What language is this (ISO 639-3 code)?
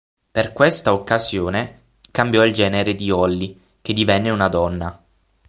ita